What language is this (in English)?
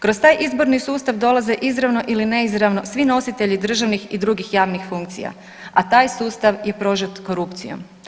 Croatian